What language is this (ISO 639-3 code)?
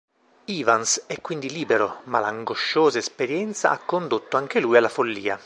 ita